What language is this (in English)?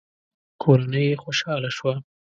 Pashto